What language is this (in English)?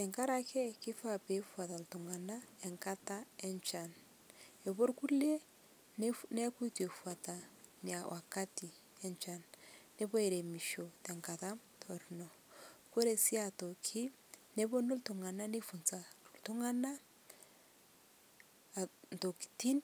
Masai